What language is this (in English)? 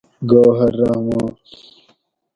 Gawri